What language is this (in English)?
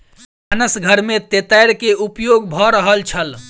Maithili